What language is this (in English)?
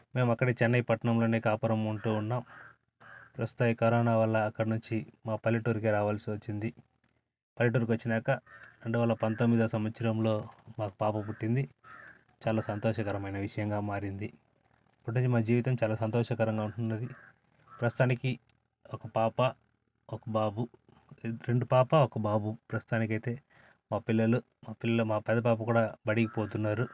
Telugu